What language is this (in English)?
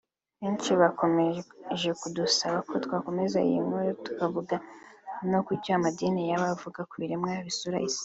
Kinyarwanda